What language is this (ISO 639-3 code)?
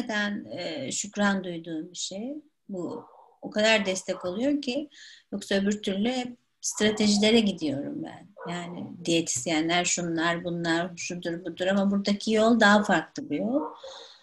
tur